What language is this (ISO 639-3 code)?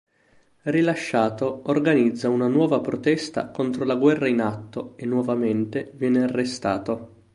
ita